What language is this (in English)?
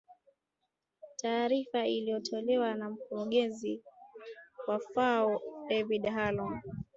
Swahili